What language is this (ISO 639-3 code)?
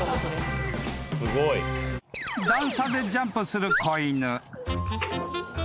jpn